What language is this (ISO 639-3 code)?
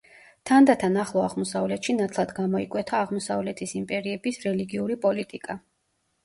kat